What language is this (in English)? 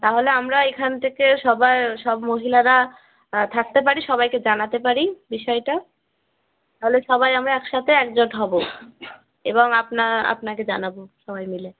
Bangla